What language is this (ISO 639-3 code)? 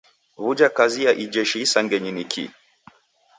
dav